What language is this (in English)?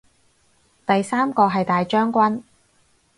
Cantonese